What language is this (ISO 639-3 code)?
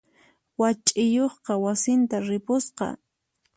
qxp